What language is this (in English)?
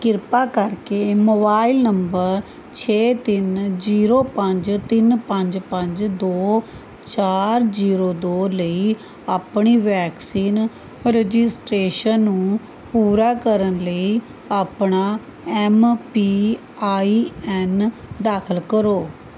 Punjabi